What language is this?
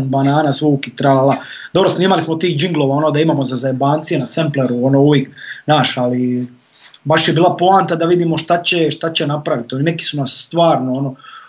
Croatian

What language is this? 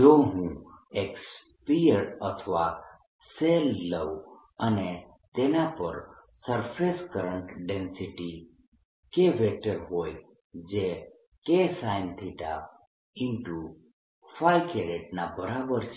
Gujarati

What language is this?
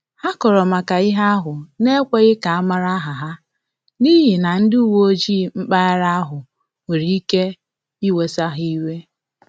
Igbo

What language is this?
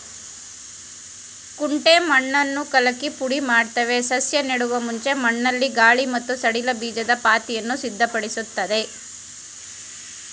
Kannada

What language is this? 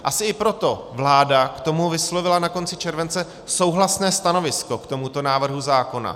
Czech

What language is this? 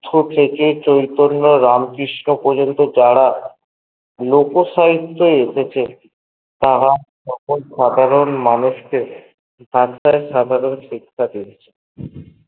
Bangla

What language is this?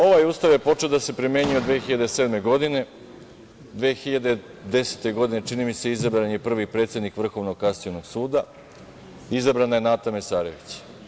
Serbian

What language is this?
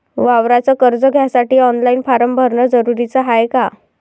Marathi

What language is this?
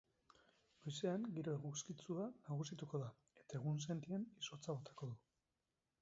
Basque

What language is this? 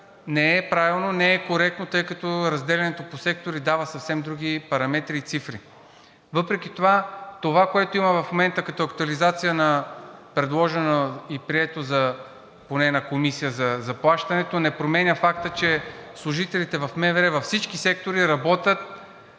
Bulgarian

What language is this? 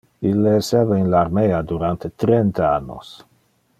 Interlingua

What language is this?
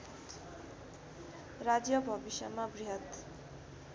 Nepali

